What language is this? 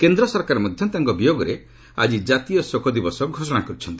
Odia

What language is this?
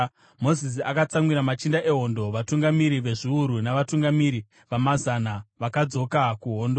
Shona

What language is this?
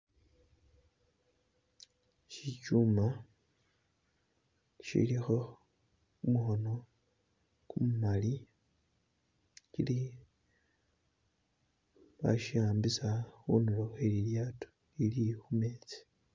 Masaaba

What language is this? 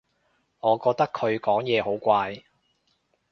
Cantonese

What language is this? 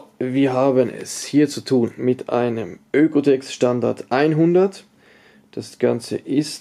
German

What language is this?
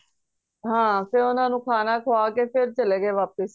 Punjabi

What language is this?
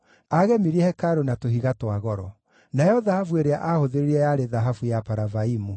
Kikuyu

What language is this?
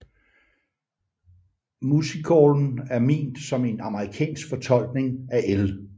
Danish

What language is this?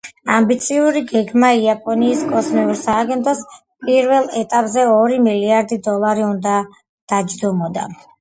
Georgian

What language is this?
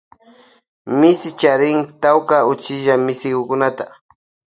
Loja Highland Quichua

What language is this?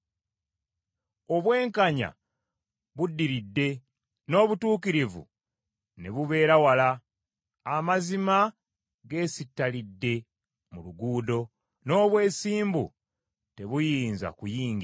Ganda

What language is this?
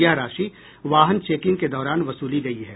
Hindi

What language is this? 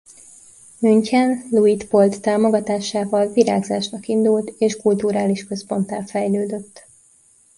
Hungarian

